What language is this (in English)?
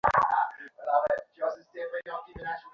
Bangla